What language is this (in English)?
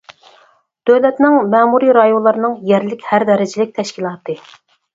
Uyghur